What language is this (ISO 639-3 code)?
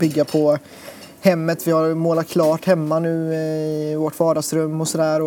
swe